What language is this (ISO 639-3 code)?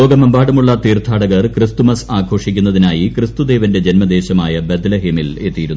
mal